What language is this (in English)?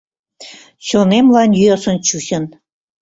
Mari